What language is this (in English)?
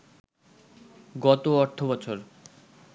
Bangla